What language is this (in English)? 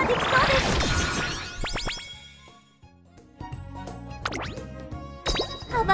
Japanese